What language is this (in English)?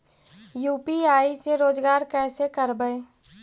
Magahi